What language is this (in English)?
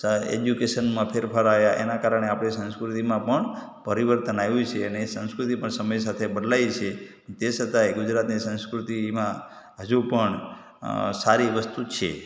Gujarati